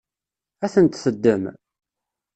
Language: Kabyle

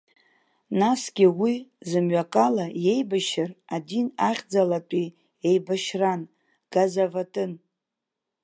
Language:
Abkhazian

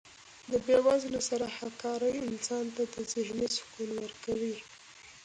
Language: Pashto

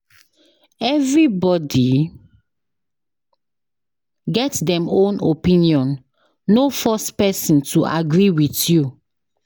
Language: Nigerian Pidgin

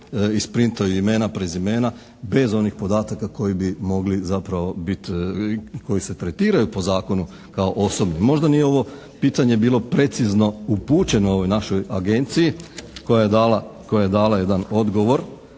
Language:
Croatian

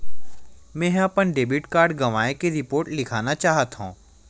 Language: Chhattisgarhi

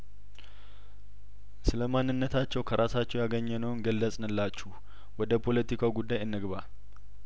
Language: Amharic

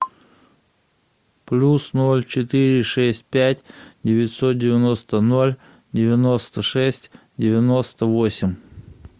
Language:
Russian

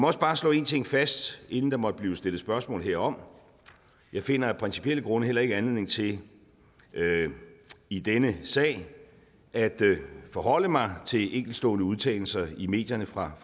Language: Danish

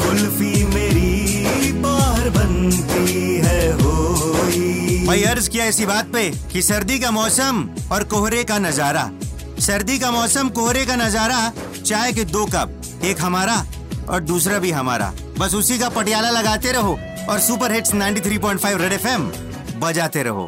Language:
Punjabi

